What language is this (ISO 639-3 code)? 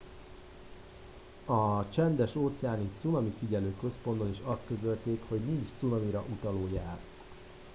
hun